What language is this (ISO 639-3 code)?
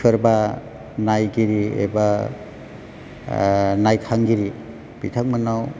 brx